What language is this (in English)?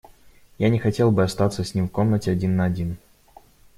Russian